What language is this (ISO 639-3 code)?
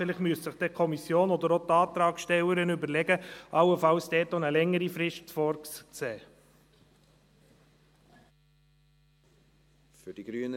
gsw